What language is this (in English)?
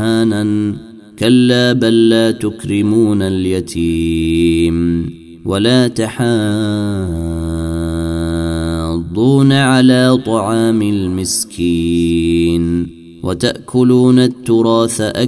Arabic